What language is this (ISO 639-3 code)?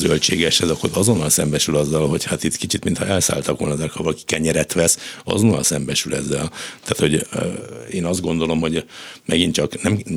hun